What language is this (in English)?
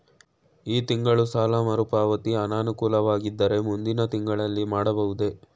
Kannada